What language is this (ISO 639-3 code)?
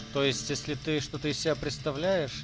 rus